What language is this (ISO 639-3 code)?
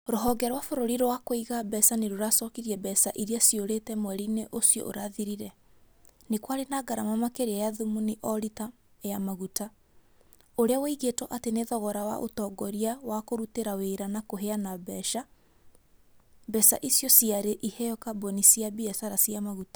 kik